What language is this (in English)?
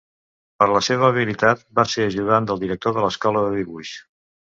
Catalan